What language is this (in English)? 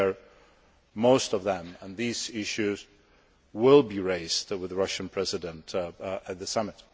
English